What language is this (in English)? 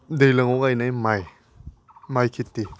Bodo